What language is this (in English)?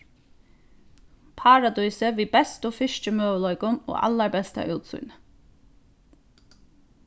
Faroese